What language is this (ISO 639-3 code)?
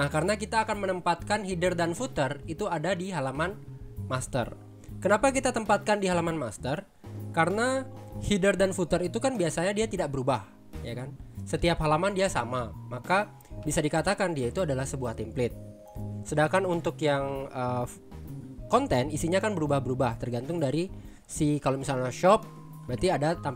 ind